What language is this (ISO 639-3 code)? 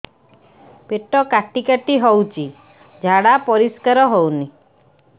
ori